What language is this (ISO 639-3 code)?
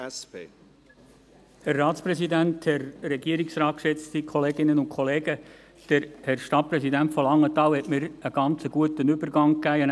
gsw